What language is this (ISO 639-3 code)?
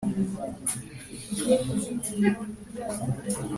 kin